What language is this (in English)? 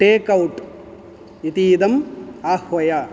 Sanskrit